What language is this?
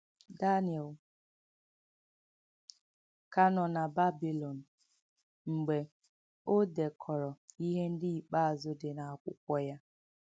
Igbo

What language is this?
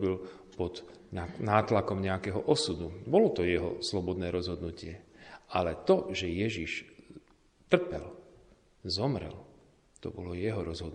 Slovak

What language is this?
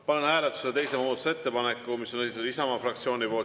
Estonian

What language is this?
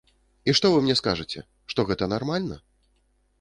Belarusian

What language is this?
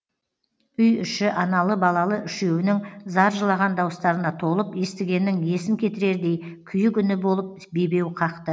Kazakh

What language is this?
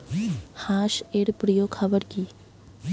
Bangla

